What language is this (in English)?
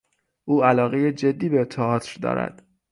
Persian